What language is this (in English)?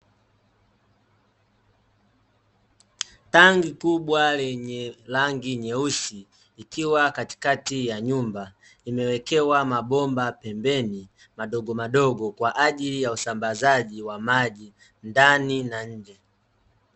Swahili